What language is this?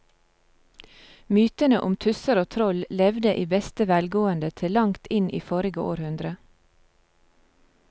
Norwegian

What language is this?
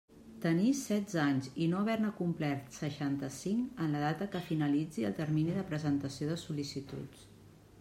Catalan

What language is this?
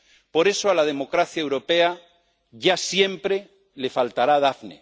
Spanish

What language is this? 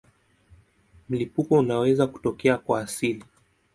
Swahili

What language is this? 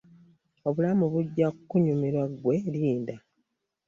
Ganda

